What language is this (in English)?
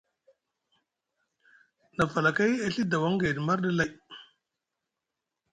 Musgu